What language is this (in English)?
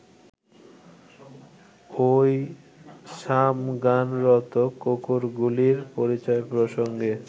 Bangla